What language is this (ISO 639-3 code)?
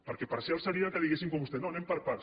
cat